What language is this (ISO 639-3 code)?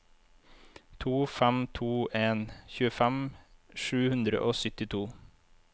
nor